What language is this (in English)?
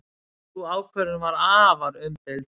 Icelandic